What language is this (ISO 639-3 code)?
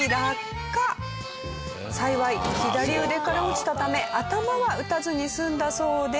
jpn